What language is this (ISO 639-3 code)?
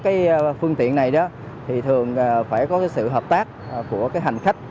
vie